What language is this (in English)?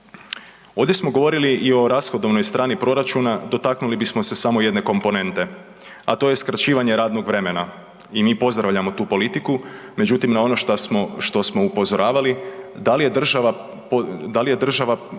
Croatian